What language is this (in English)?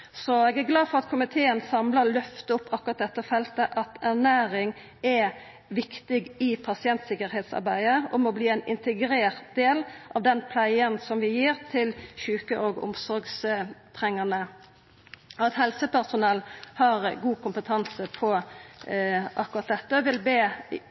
Norwegian Nynorsk